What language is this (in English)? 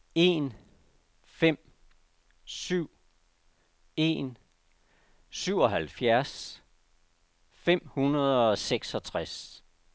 Danish